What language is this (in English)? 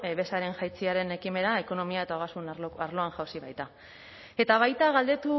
Basque